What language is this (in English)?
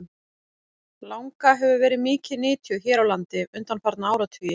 Icelandic